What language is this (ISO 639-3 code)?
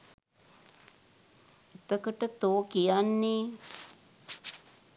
sin